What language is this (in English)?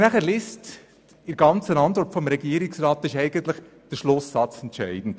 Swiss German